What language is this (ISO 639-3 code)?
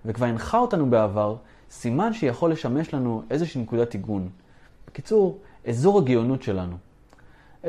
heb